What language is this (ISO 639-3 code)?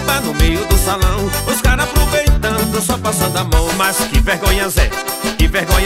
por